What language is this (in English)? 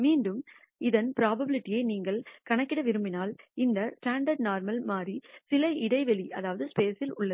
Tamil